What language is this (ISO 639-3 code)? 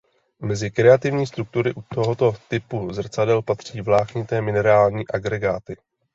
ces